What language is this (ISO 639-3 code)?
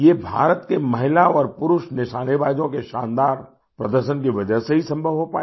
hin